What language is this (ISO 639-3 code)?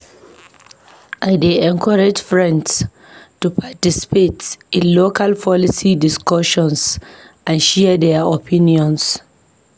pcm